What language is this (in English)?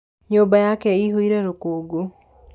Kikuyu